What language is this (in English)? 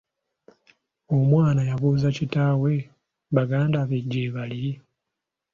Ganda